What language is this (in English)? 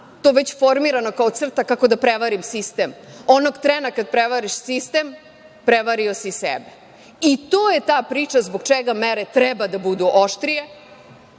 Serbian